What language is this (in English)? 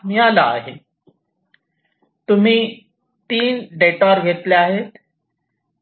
Marathi